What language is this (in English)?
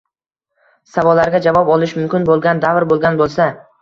Uzbek